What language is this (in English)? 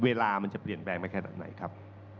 Thai